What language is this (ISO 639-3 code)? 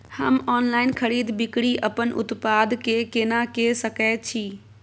mai